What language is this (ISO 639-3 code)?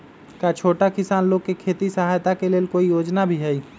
mag